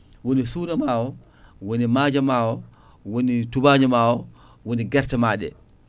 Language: Fula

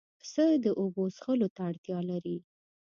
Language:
Pashto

